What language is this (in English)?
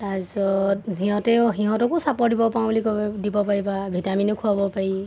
Assamese